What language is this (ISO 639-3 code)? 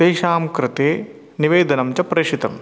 san